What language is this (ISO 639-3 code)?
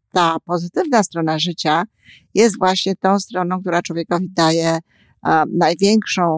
pol